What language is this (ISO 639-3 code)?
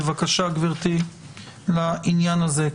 heb